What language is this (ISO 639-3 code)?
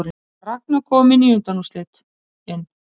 isl